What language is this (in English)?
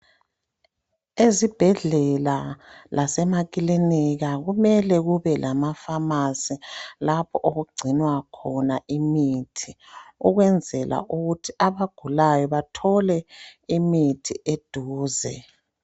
North Ndebele